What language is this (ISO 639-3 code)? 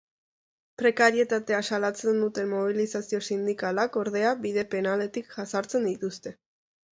eus